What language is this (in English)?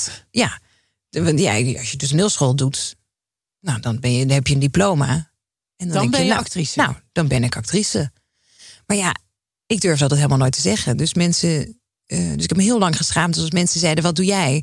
Dutch